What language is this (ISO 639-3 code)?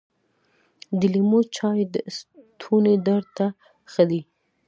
pus